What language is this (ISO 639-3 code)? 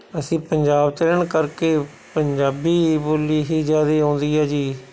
pan